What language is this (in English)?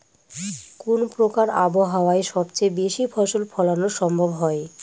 Bangla